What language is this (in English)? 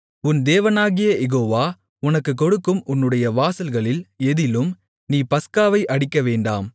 Tamil